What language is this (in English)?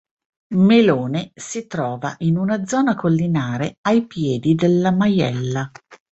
Italian